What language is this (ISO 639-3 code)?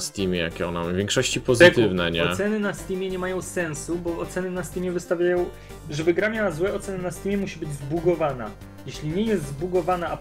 pol